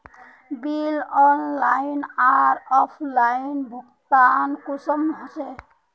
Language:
Magahi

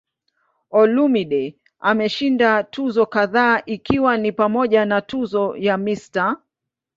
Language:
Swahili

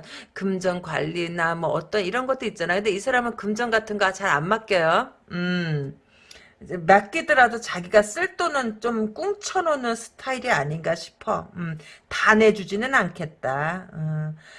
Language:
Korean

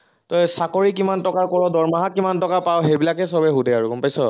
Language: Assamese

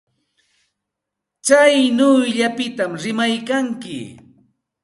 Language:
Santa Ana de Tusi Pasco Quechua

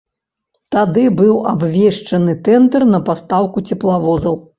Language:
Belarusian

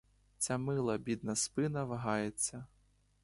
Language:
Ukrainian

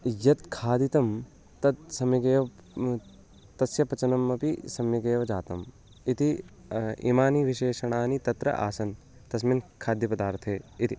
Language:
Sanskrit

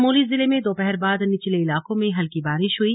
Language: Hindi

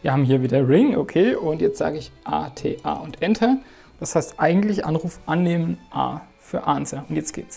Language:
German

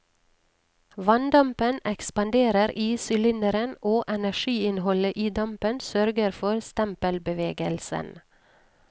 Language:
Norwegian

